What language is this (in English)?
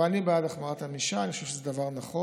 Hebrew